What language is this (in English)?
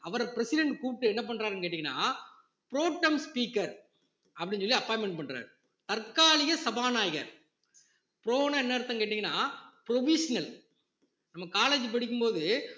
Tamil